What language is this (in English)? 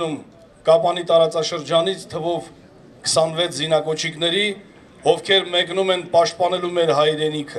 Romanian